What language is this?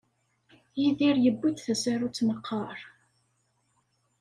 Kabyle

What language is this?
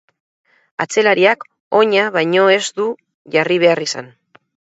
Basque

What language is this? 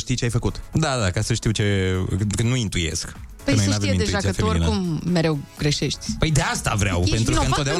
Romanian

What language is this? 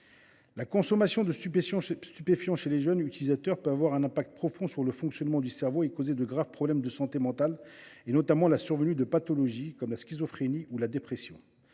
French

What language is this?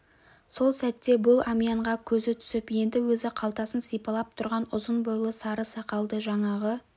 Kazakh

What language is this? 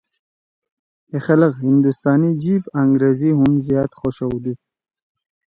Torwali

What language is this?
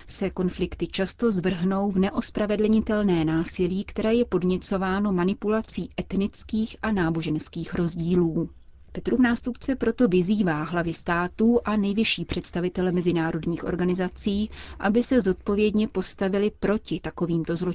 Czech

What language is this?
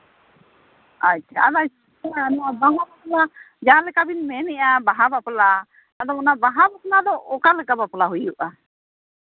Santali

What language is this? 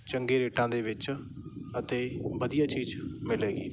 Punjabi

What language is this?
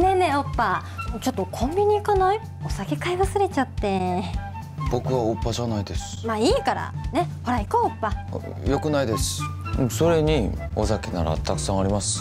Japanese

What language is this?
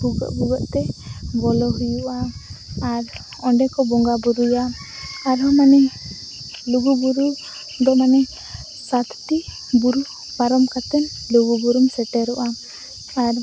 Santali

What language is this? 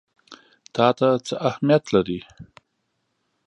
Pashto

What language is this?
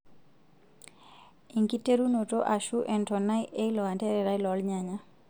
Masai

